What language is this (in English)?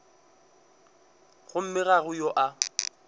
Northern Sotho